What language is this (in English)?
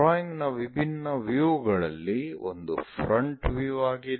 Kannada